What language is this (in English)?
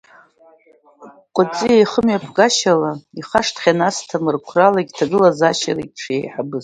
Abkhazian